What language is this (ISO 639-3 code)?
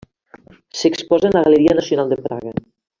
cat